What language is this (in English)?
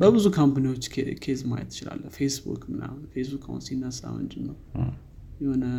Amharic